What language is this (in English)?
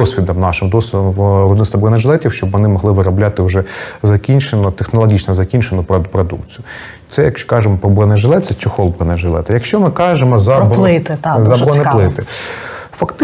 Ukrainian